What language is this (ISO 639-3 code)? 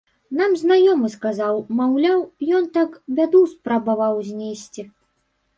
bel